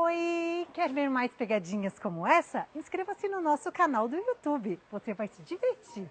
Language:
Portuguese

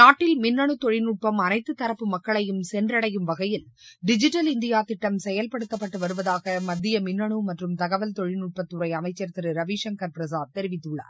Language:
Tamil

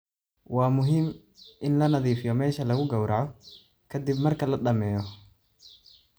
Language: Somali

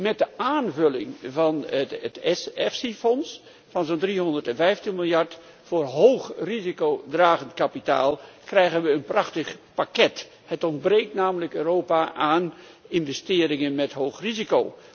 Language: Dutch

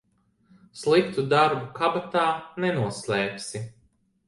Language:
Latvian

